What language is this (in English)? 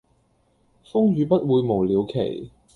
Cantonese